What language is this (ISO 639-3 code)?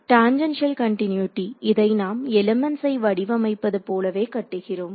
tam